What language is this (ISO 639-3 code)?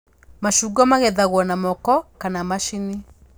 kik